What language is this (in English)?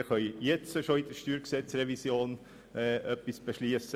Swiss German